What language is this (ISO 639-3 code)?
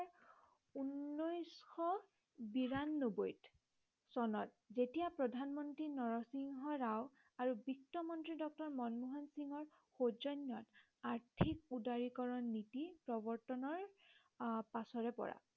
asm